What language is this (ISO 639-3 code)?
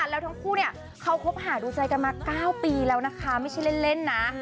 tha